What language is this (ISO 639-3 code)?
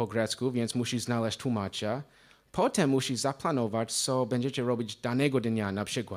pol